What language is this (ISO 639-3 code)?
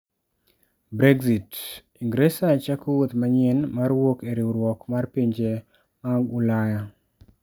luo